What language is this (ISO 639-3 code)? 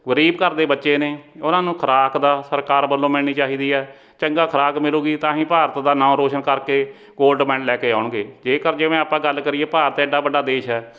pan